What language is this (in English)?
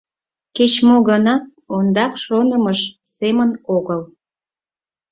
Mari